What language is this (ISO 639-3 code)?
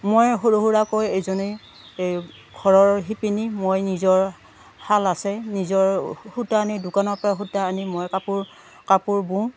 asm